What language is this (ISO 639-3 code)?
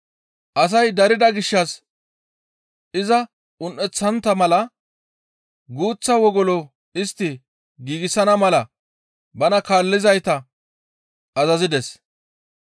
gmv